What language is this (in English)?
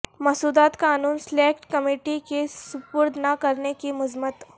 Urdu